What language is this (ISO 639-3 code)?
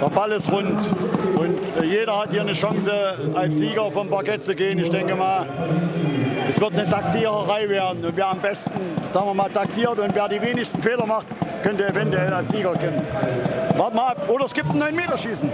deu